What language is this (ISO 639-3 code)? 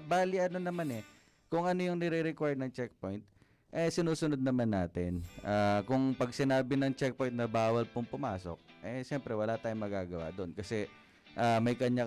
fil